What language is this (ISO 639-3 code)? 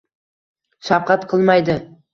uzb